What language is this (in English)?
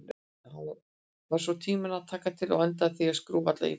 Icelandic